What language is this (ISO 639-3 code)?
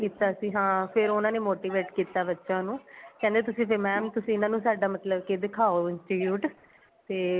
pan